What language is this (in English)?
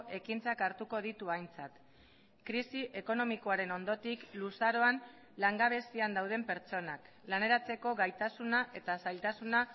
Basque